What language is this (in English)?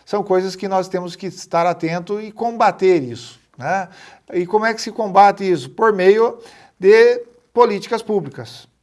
Portuguese